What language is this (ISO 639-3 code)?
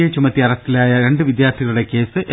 mal